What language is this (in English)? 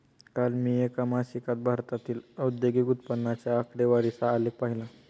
Marathi